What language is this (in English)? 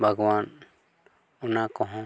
Santali